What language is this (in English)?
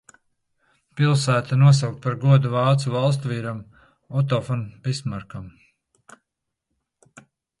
Latvian